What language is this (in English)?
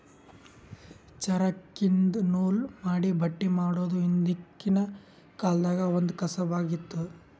Kannada